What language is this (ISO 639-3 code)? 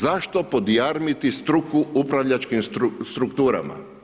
hrv